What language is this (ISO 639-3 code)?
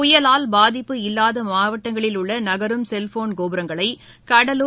tam